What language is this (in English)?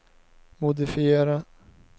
Swedish